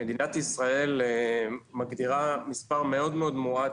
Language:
Hebrew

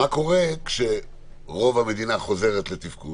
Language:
Hebrew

